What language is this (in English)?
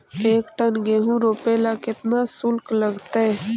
Magahi